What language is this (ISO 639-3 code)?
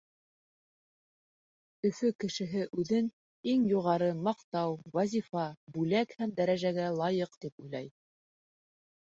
bak